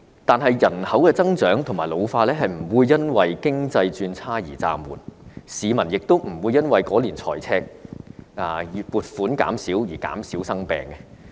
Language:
Cantonese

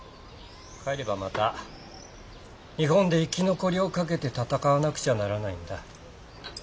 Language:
Japanese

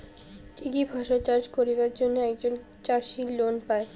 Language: Bangla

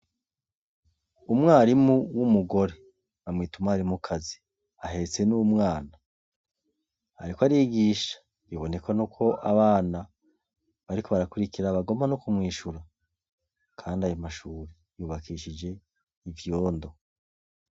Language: Rundi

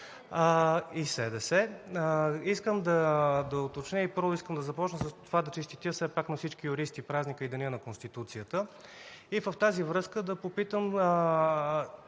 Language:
Bulgarian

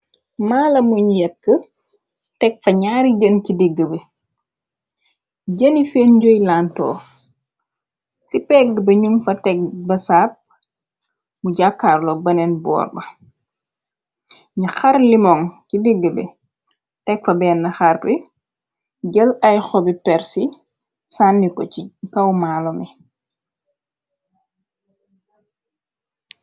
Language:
Wolof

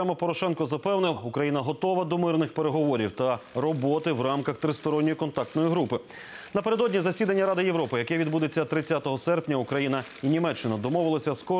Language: Ukrainian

